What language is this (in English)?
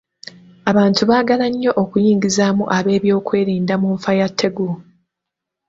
Ganda